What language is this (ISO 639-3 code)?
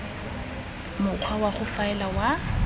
tsn